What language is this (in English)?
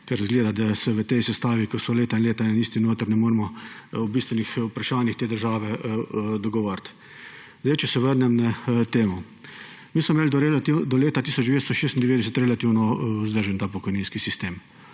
Slovenian